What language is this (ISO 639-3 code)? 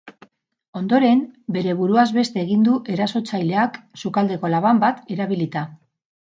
eus